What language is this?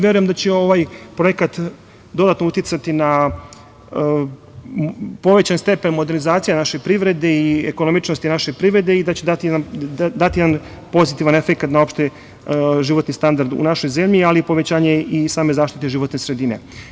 Serbian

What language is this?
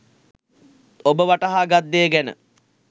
Sinhala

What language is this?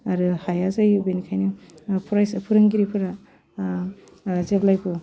Bodo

